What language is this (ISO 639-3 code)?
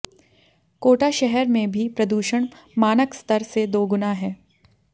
hin